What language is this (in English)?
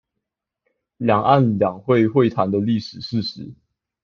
Chinese